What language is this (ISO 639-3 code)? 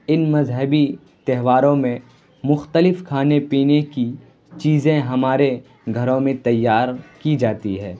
urd